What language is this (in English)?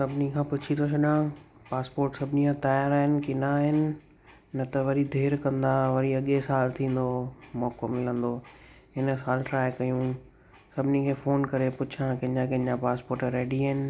Sindhi